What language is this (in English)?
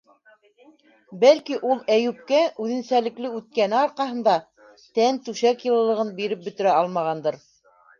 Bashkir